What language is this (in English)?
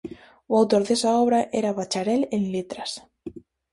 Galician